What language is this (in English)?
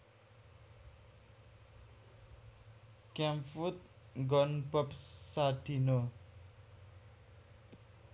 Javanese